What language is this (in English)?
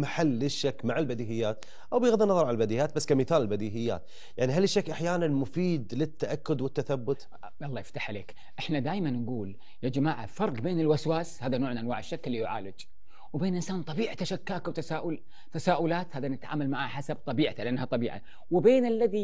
Arabic